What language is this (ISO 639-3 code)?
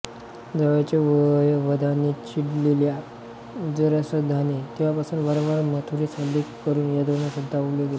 mar